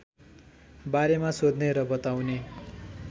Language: Nepali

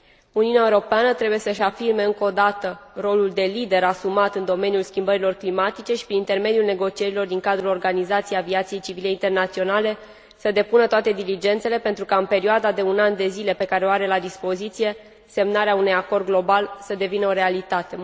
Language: Romanian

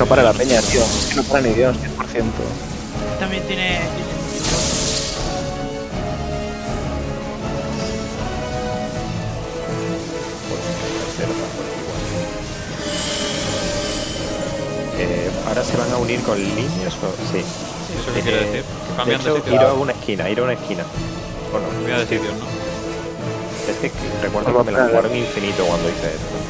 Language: Spanish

